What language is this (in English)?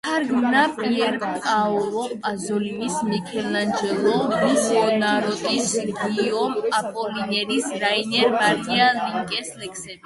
Georgian